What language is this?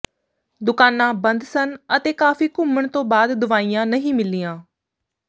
Punjabi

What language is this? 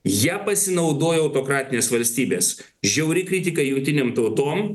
Lithuanian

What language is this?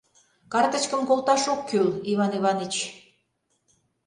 Mari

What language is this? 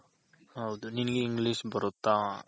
Kannada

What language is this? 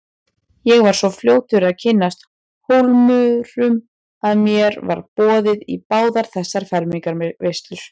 Icelandic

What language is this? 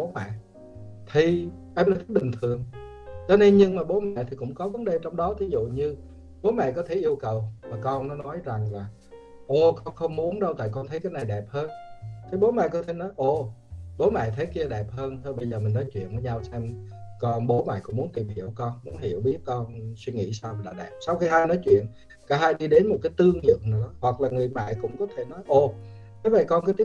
Vietnamese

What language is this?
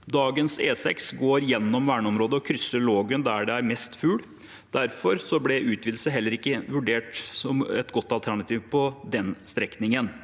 Norwegian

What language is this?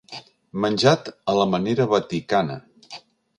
Catalan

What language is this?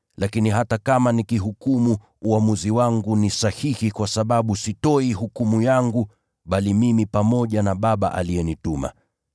Swahili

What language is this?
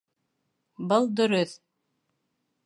Bashkir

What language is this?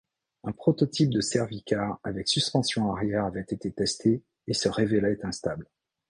French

